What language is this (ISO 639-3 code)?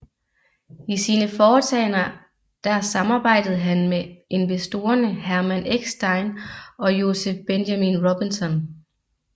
dan